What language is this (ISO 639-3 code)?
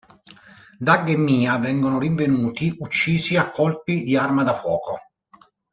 ita